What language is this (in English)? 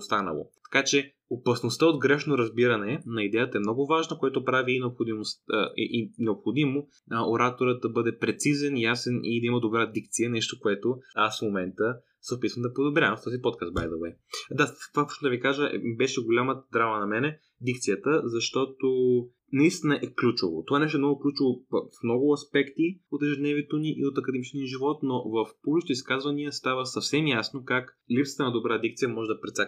Bulgarian